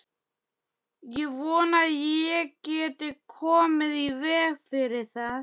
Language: Icelandic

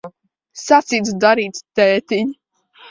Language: Latvian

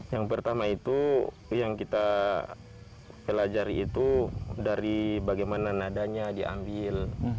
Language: Indonesian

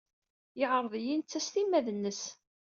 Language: Kabyle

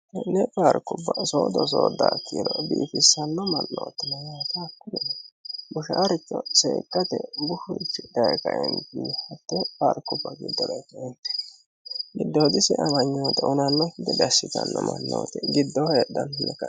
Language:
Sidamo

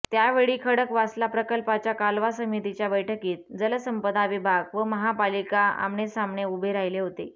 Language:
Marathi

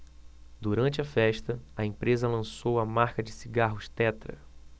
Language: Portuguese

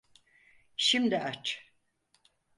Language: Turkish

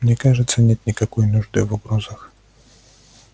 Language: Russian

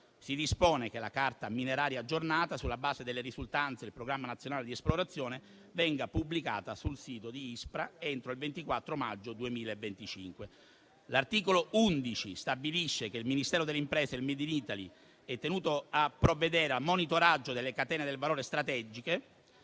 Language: Italian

